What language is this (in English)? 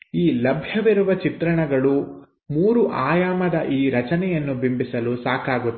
Kannada